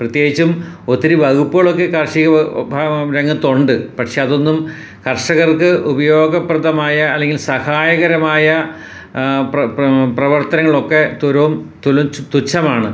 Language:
Malayalam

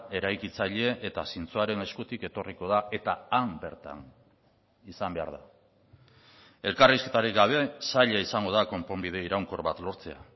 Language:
Basque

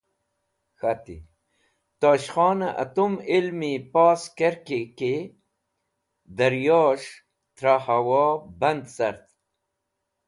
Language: Wakhi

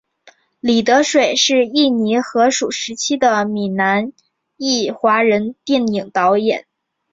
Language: Chinese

